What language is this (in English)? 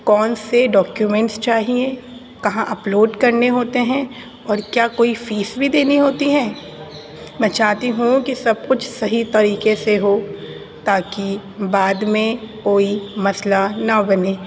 Urdu